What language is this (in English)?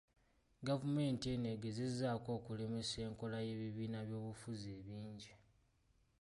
Ganda